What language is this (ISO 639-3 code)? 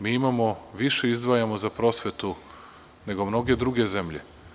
srp